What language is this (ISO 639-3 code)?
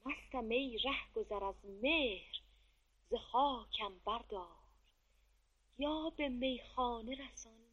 fas